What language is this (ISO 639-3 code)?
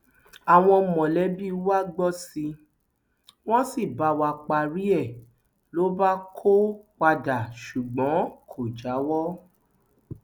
yor